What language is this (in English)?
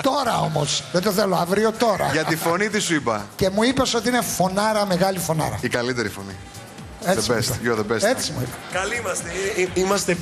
Greek